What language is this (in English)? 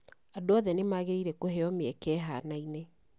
Kikuyu